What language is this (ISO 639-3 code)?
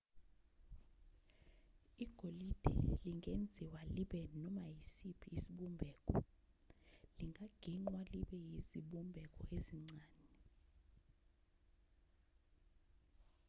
zul